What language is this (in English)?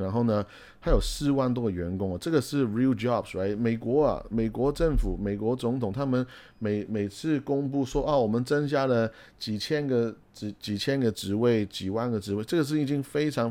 Chinese